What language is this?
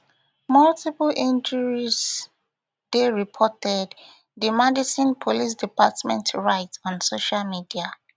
Nigerian Pidgin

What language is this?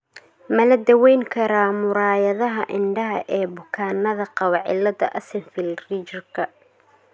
Somali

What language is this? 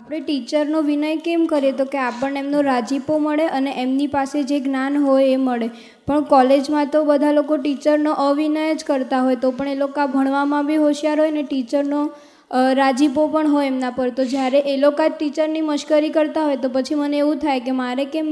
Gujarati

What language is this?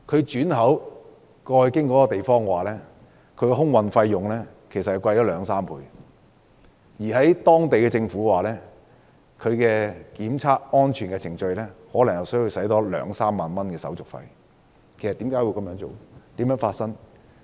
Cantonese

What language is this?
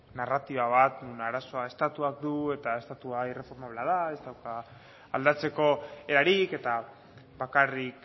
Basque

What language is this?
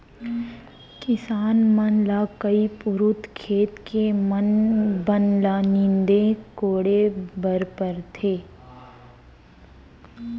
Chhattisgarhi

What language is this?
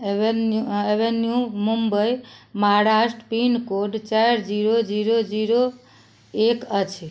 Maithili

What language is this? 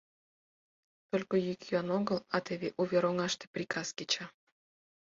Mari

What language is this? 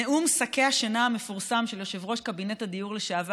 Hebrew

